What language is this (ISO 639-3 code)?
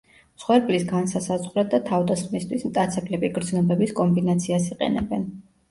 kat